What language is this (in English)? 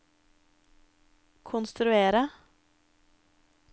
Norwegian